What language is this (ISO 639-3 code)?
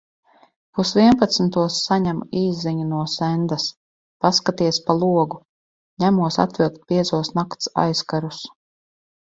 lav